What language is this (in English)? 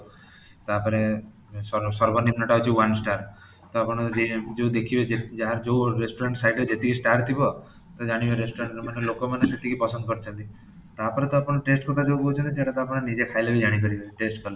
Odia